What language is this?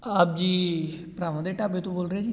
Punjabi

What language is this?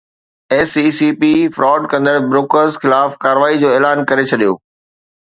Sindhi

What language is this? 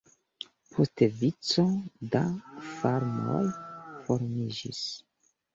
Esperanto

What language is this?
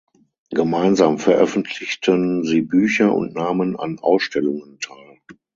German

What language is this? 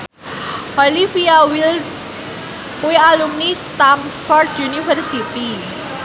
Javanese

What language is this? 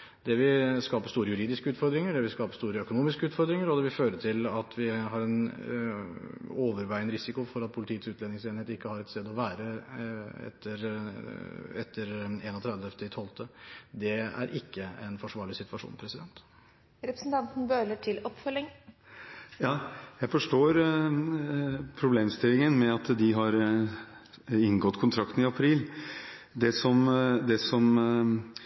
Norwegian Bokmål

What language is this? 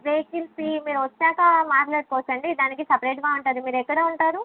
Telugu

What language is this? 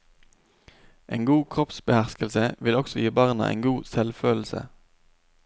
Norwegian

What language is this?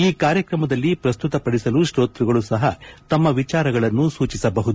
Kannada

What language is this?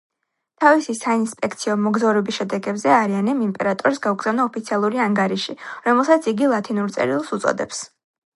Georgian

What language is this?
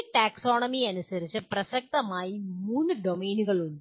Malayalam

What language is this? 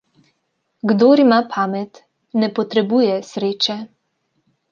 Slovenian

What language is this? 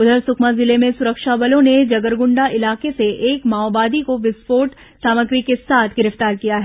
Hindi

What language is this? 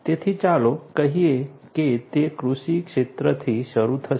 Gujarati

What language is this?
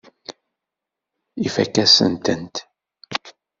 Kabyle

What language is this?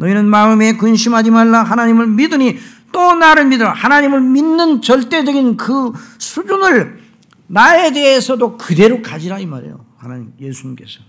Korean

